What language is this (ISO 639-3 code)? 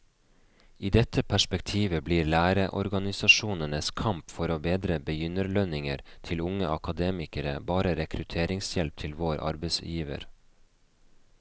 nor